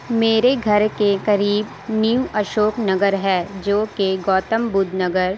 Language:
Urdu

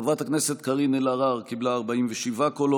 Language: Hebrew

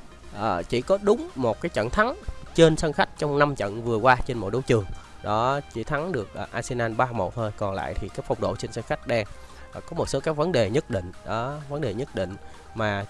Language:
Vietnamese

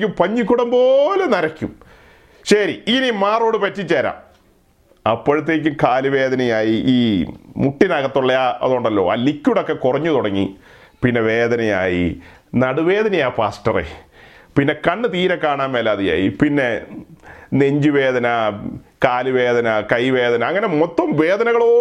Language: Malayalam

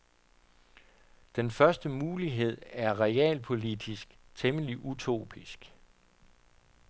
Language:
Danish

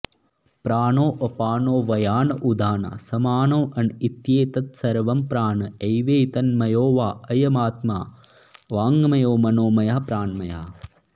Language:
Sanskrit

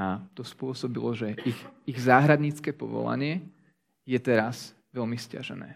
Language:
Slovak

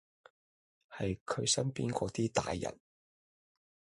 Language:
Cantonese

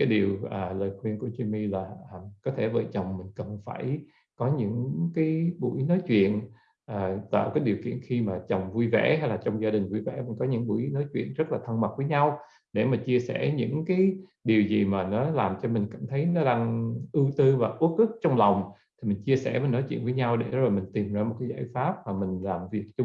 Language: Vietnamese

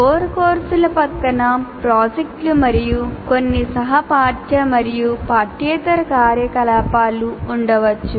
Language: Telugu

